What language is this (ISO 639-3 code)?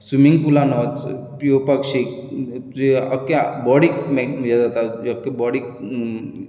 kok